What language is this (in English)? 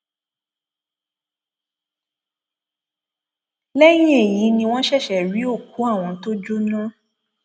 Yoruba